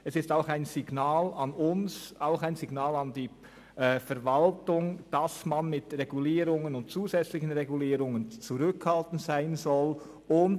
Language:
Swiss German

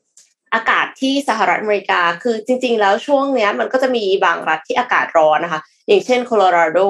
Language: Thai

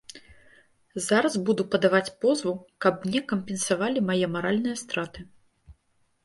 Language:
Belarusian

